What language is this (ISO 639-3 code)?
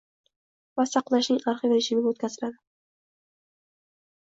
uzb